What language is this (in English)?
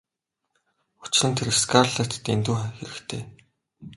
Mongolian